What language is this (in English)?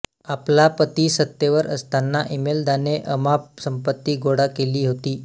Marathi